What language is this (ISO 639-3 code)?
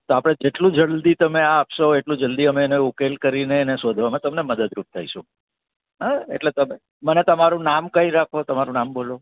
guj